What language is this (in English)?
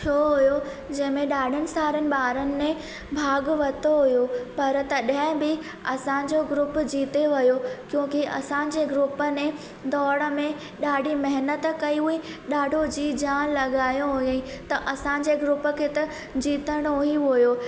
Sindhi